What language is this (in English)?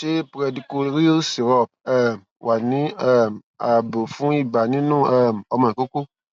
Yoruba